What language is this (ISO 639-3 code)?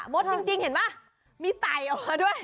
tha